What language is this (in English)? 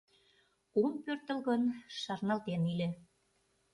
Mari